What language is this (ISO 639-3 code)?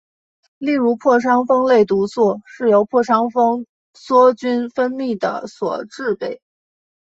zho